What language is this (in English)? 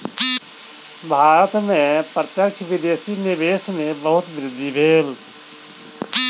Maithili